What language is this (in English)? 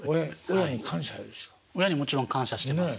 Japanese